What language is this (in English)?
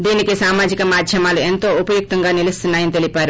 Telugu